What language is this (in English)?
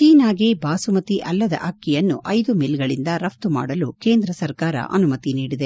Kannada